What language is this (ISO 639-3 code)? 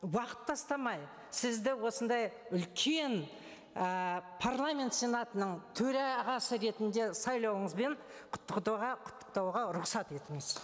kaz